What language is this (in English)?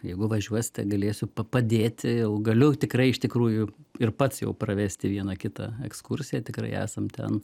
Lithuanian